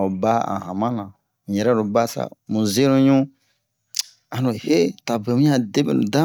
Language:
Bomu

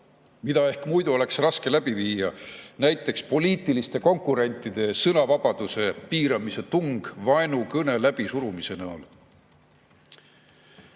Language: Estonian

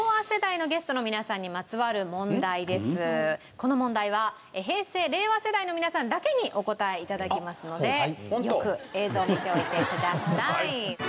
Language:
Japanese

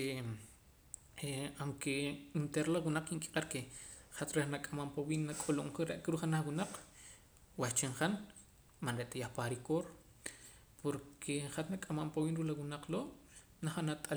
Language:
Poqomam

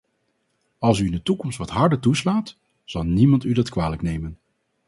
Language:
Dutch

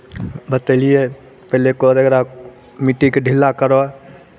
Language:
Maithili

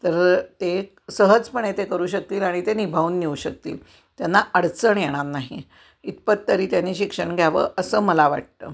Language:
Marathi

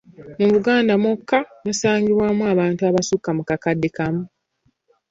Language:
Ganda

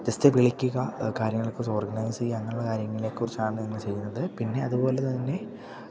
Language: Malayalam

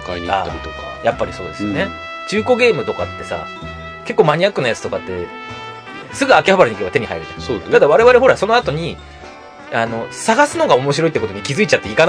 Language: Japanese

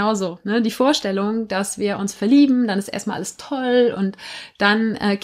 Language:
German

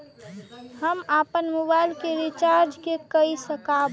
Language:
Maithili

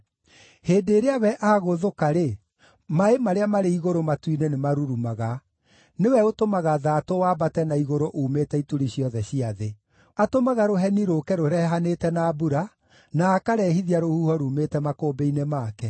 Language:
Kikuyu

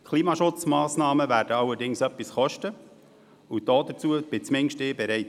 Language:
Swiss German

